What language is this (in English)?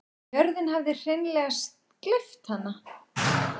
Icelandic